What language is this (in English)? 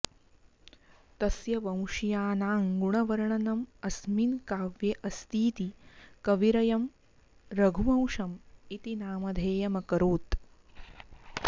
Sanskrit